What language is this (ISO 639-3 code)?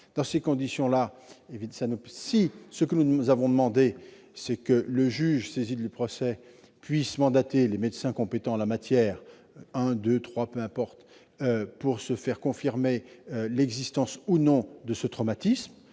fra